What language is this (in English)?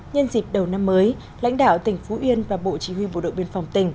Vietnamese